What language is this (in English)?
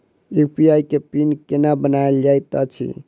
Maithili